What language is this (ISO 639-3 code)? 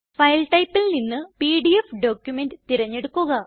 mal